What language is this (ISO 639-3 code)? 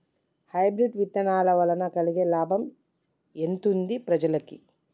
tel